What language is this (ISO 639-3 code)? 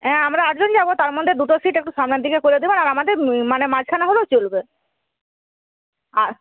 ben